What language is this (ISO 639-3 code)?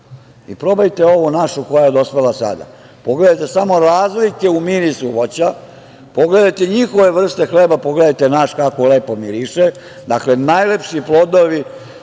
srp